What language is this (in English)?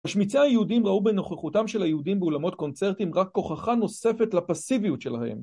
Hebrew